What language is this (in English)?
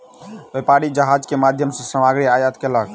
Maithili